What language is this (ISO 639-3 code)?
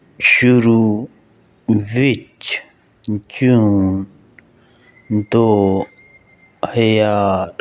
pan